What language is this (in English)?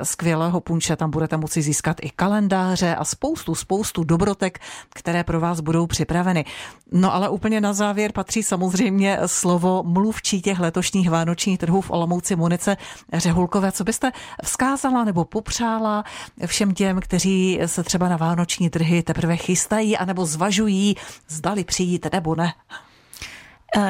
Czech